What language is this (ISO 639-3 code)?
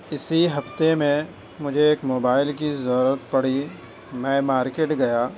urd